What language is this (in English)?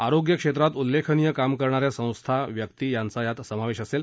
Marathi